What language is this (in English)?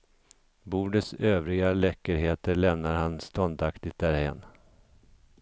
Swedish